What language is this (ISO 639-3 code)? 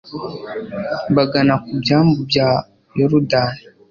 kin